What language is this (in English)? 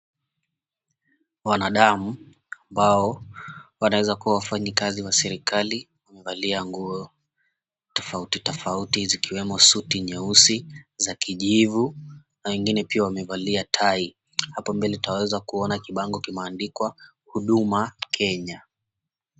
Swahili